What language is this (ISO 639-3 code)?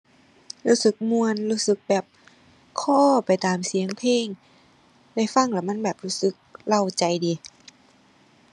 tha